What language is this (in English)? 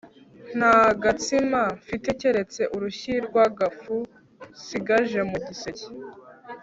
Kinyarwanda